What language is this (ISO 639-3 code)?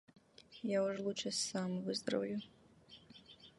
rus